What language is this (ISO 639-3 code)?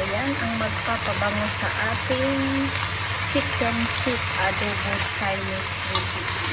fil